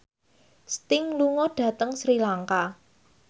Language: Javanese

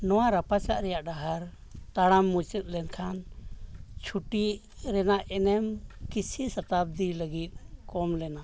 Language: Santali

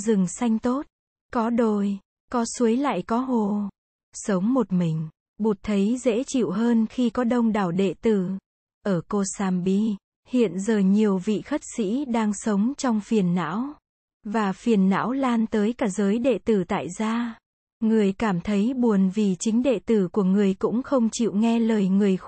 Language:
Vietnamese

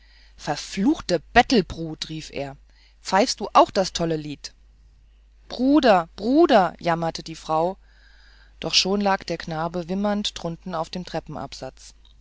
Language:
German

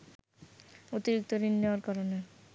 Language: Bangla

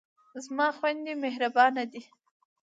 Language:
Pashto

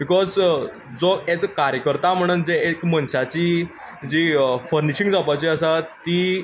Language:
Konkani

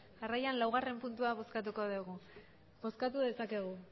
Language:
Basque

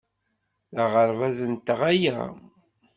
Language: Kabyle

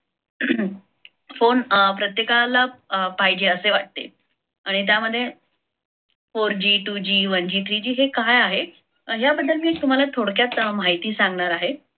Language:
Marathi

